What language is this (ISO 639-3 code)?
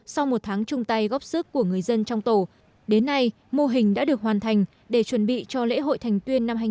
vie